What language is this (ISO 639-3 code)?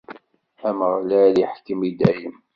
kab